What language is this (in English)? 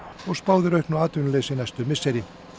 Icelandic